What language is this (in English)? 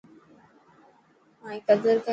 Dhatki